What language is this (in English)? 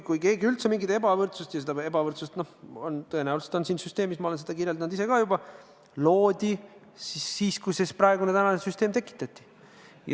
Estonian